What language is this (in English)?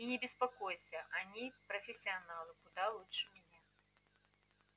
Russian